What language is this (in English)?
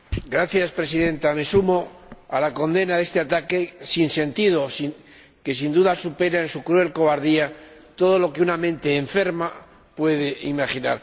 Spanish